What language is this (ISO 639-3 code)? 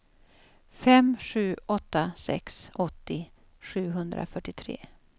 swe